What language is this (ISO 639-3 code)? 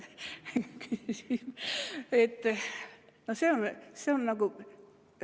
est